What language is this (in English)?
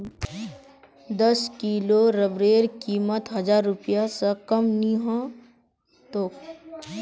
Magahi